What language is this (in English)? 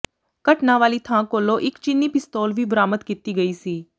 Punjabi